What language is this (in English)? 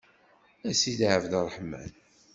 Kabyle